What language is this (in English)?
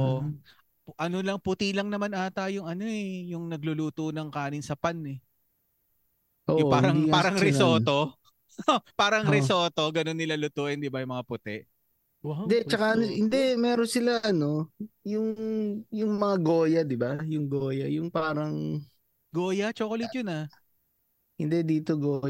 Filipino